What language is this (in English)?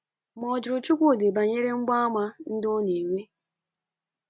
Igbo